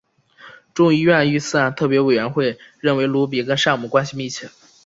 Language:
Chinese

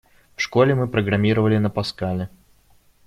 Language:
Russian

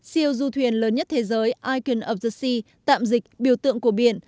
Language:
Vietnamese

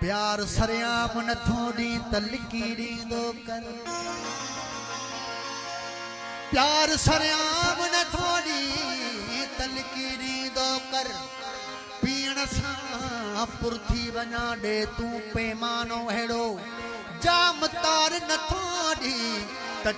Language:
Arabic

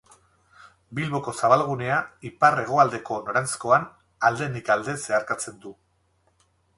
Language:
Basque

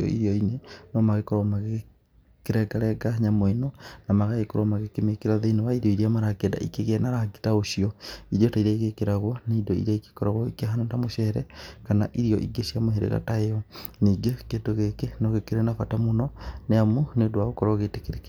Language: Kikuyu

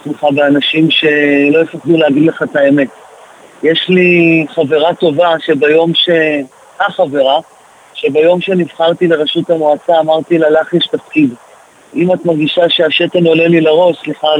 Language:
Hebrew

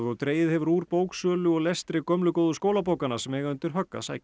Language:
Icelandic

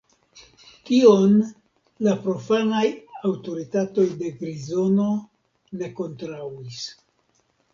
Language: Esperanto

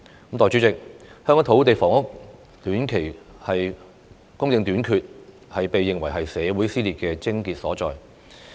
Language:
Cantonese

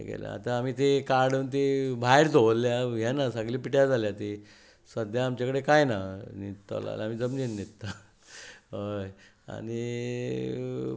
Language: Konkani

